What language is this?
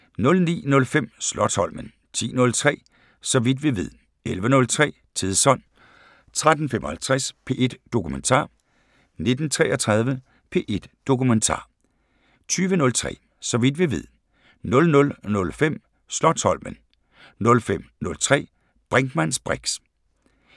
Danish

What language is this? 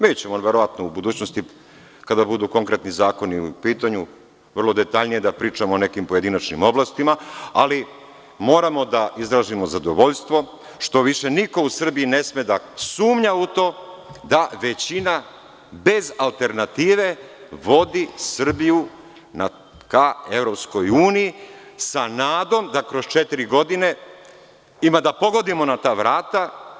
Serbian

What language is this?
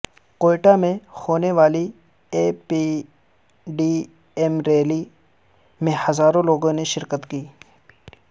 Urdu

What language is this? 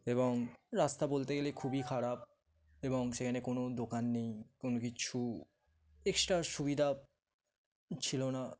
Bangla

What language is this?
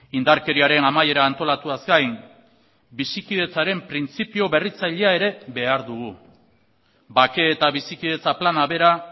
Basque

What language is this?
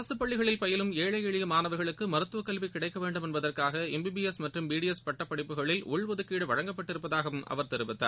Tamil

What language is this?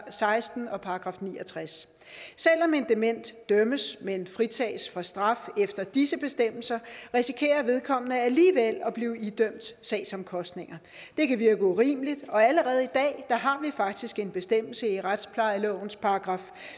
Danish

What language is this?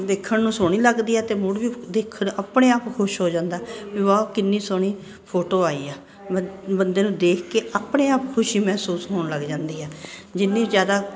Punjabi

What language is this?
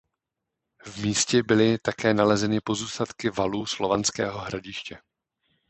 Czech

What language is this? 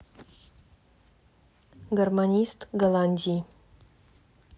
Russian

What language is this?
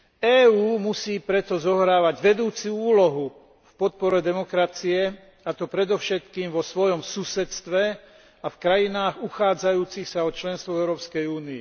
Slovak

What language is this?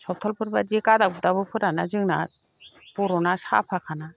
Bodo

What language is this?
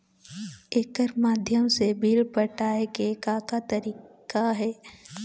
Chhattisgarhi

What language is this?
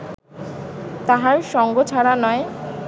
Bangla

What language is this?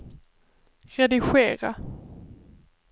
Swedish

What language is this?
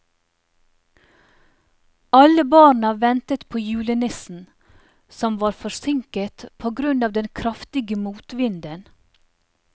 Norwegian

